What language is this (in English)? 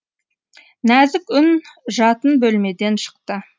Kazakh